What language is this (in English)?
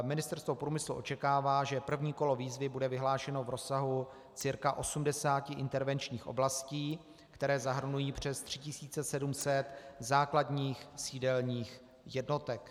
Czech